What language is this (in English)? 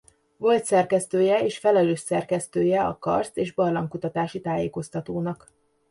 Hungarian